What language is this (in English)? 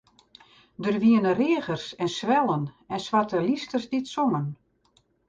Western Frisian